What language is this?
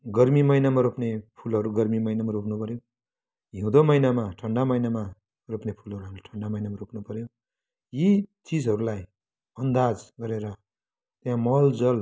Nepali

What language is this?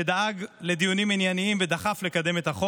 Hebrew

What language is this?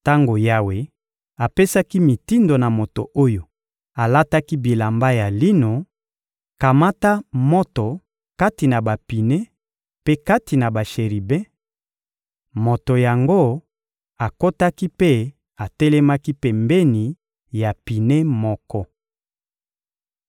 Lingala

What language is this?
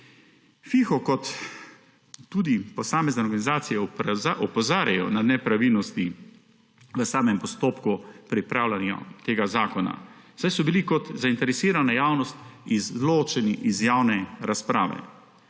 Slovenian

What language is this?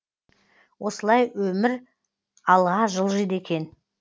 Kazakh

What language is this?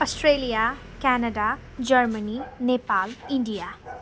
Nepali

